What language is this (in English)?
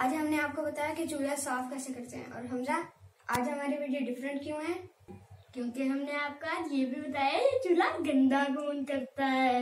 Hindi